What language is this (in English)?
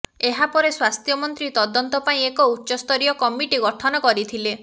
Odia